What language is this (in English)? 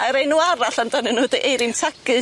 Welsh